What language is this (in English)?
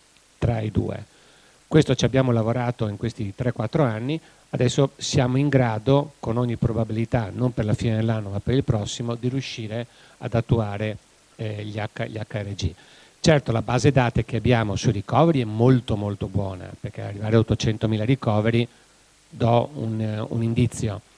Italian